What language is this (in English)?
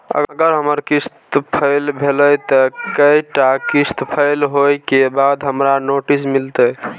Maithili